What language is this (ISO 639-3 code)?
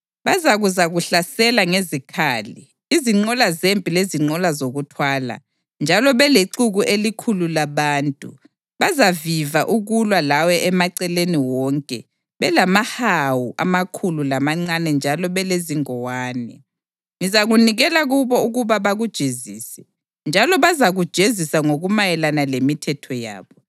nde